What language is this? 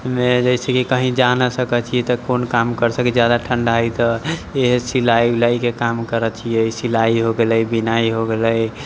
Maithili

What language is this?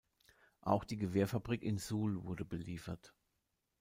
German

